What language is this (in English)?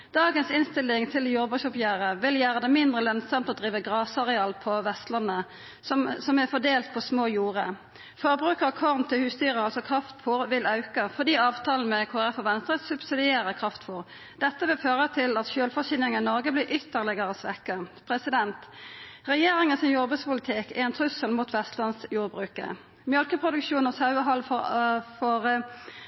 Norwegian Nynorsk